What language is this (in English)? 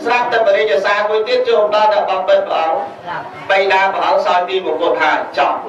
Vietnamese